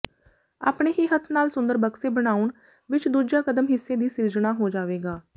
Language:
Punjabi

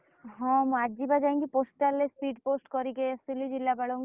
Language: Odia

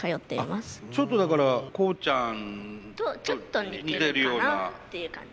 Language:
Japanese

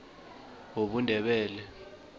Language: South Ndebele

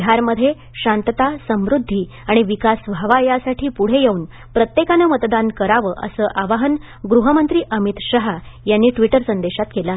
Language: Marathi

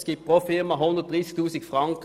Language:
Swiss German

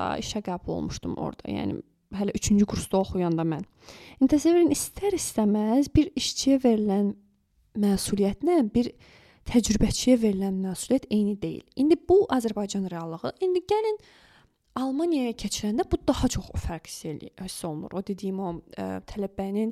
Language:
Turkish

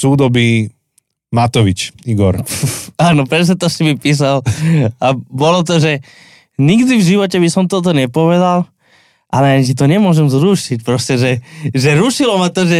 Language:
Slovak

